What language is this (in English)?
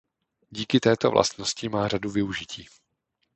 Czech